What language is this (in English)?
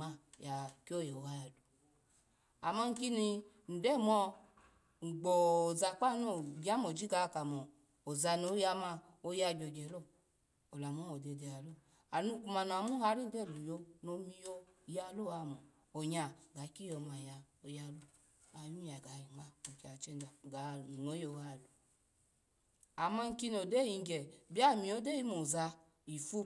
Alago